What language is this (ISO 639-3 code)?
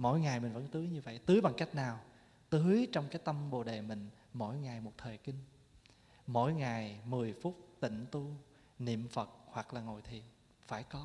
vie